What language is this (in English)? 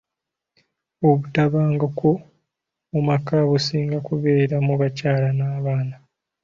Ganda